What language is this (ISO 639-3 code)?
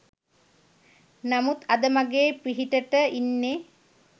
sin